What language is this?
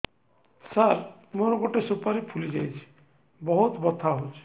Odia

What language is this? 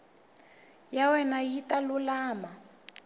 Tsonga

